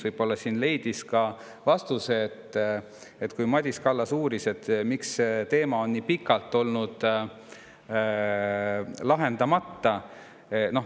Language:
Estonian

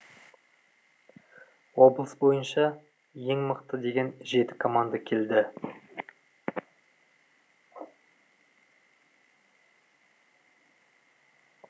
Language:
Kazakh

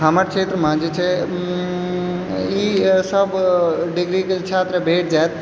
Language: Maithili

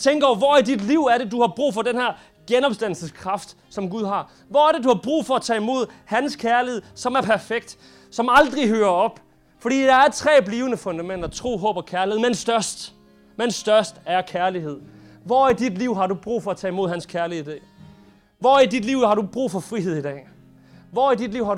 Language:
Danish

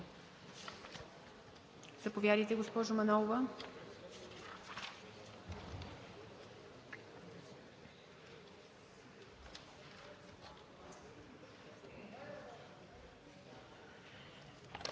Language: Bulgarian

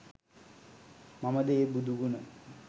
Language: Sinhala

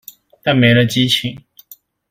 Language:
Chinese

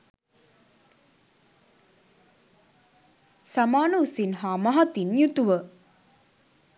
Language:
Sinhala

